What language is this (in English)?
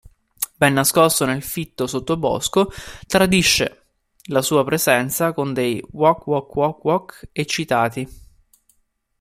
Italian